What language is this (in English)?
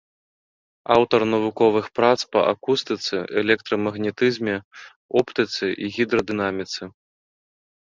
Belarusian